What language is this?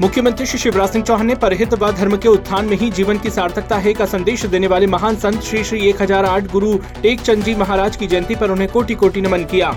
Hindi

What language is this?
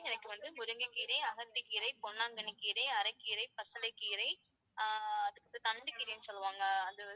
Tamil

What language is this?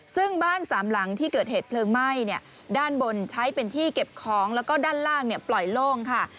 Thai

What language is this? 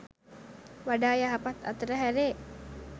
Sinhala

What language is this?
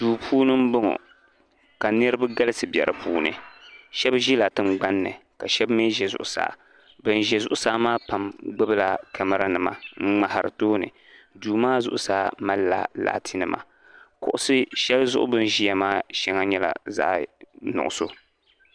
Dagbani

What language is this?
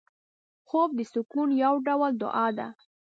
Pashto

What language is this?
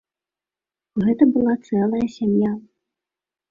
Belarusian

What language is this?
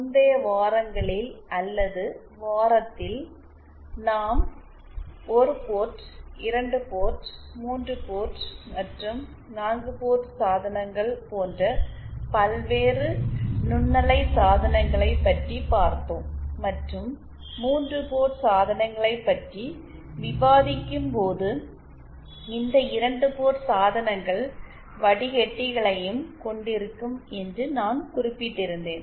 Tamil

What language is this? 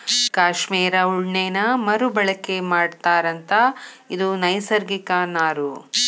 Kannada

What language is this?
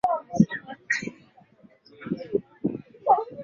Swahili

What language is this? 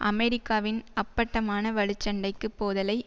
Tamil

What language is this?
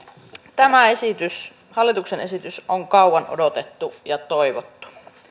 Finnish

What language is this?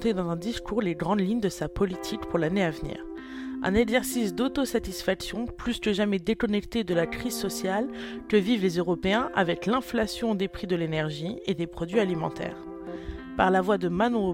French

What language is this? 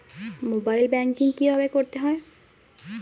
Bangla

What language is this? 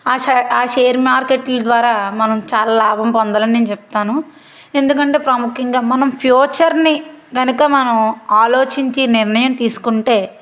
Telugu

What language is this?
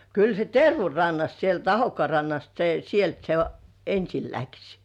Finnish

